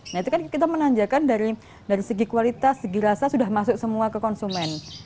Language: Indonesian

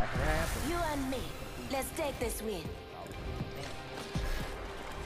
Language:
English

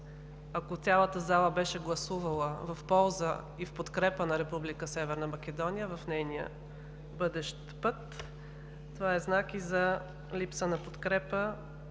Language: Bulgarian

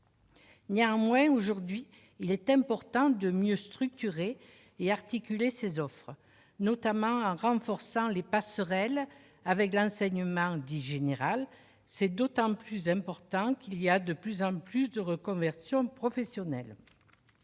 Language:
French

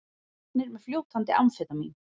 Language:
Icelandic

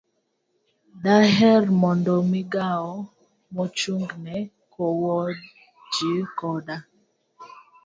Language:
Luo (Kenya and Tanzania)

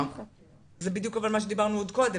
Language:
Hebrew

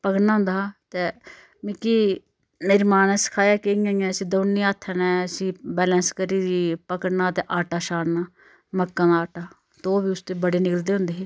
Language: Dogri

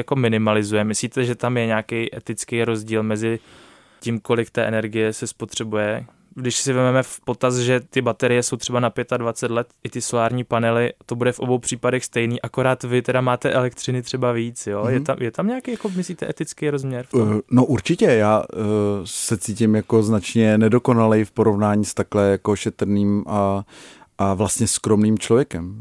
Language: Czech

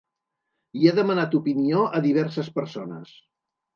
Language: Catalan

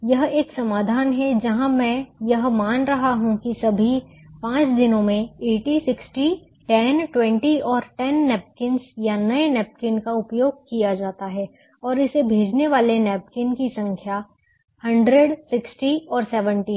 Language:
Hindi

